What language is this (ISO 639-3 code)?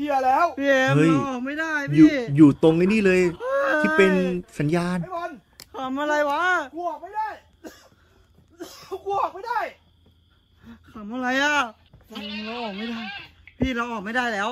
tha